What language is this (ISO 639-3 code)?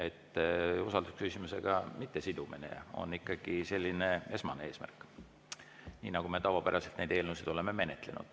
est